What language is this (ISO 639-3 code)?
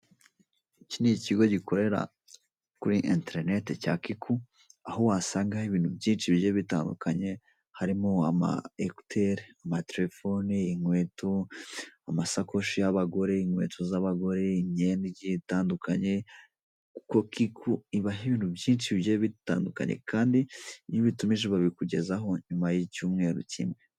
kin